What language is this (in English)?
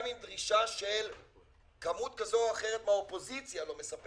Hebrew